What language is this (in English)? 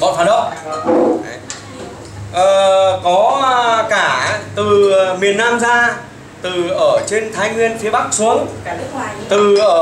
Vietnamese